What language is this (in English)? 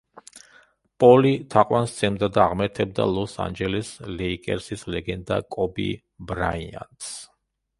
Georgian